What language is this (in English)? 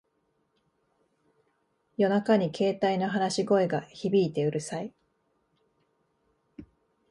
Japanese